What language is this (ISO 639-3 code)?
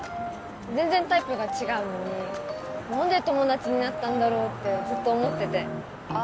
jpn